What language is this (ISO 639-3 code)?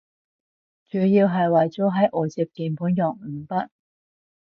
yue